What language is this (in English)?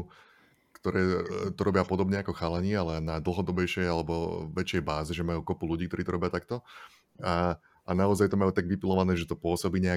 Slovak